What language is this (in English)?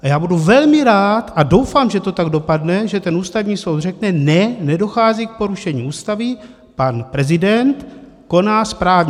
Czech